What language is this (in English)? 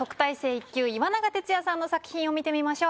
Japanese